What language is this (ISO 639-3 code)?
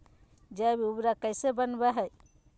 mag